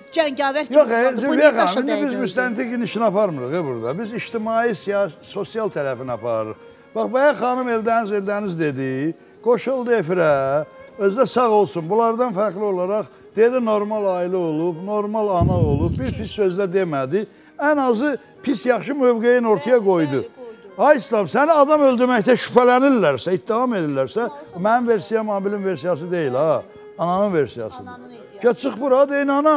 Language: Turkish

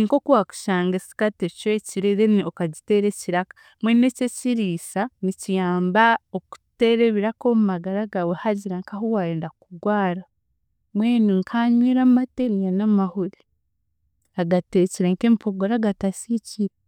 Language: Chiga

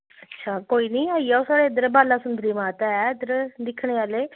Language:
Dogri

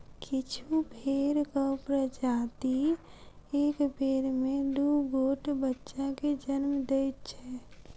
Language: Maithili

